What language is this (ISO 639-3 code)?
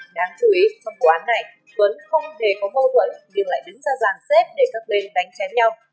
vie